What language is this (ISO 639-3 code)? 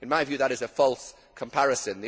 eng